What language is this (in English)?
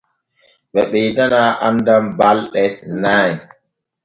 Borgu Fulfulde